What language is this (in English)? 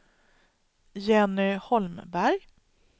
Swedish